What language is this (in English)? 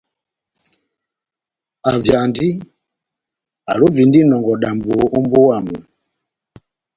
Batanga